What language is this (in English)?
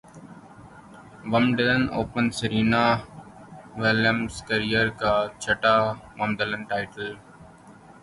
Urdu